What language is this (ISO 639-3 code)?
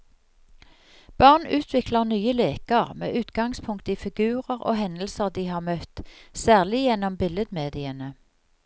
nor